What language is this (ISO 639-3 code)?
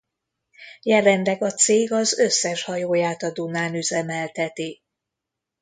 hun